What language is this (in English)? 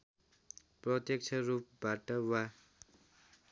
Nepali